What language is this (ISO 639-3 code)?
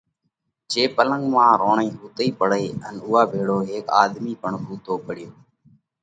kvx